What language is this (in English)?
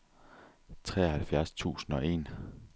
Danish